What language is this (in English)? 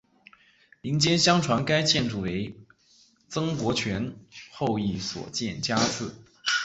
Chinese